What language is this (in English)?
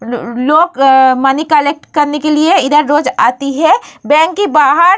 Hindi